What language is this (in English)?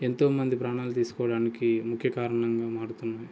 Telugu